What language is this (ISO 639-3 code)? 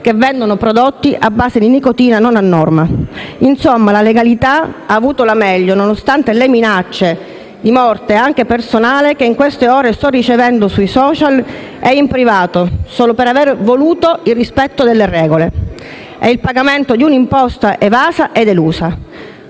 ita